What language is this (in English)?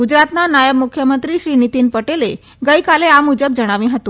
Gujarati